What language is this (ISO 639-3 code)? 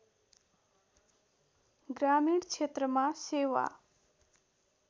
nep